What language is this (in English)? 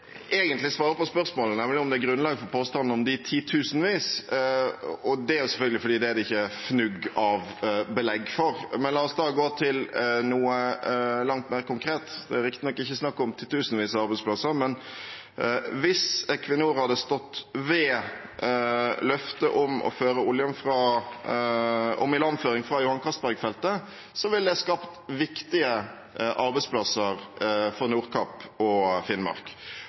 Norwegian